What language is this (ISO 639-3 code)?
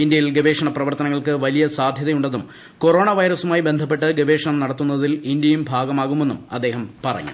mal